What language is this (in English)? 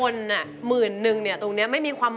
Thai